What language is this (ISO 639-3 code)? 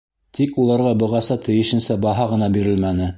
bak